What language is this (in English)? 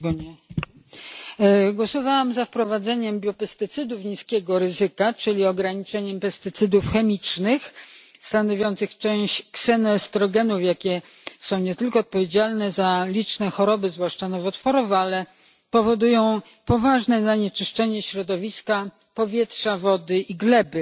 Polish